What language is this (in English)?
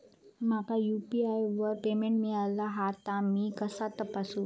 Marathi